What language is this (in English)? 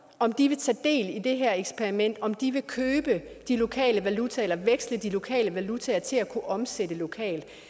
Danish